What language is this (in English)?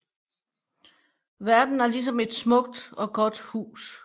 Danish